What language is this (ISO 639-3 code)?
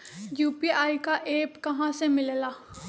mag